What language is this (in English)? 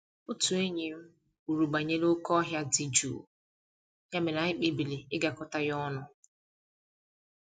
Igbo